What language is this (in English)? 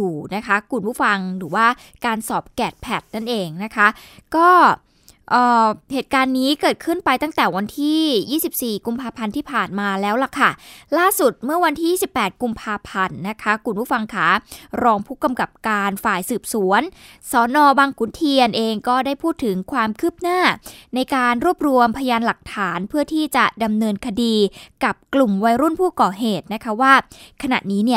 Thai